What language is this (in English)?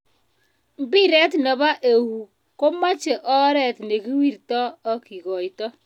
Kalenjin